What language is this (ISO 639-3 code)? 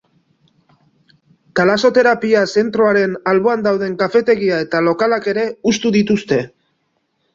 eus